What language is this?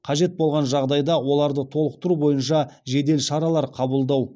Kazakh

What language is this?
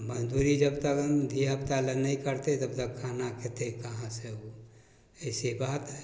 Maithili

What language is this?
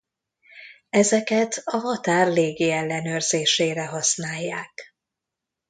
Hungarian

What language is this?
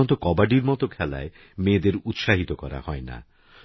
Bangla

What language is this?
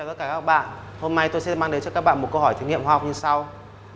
Vietnamese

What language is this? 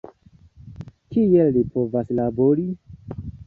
Esperanto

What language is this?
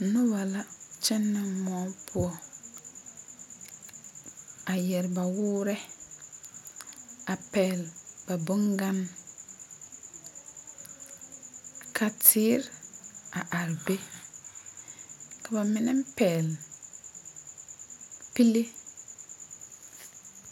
Southern Dagaare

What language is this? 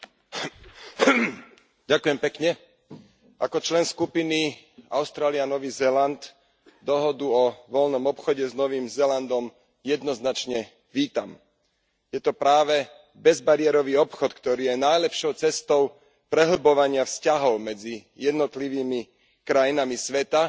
Slovak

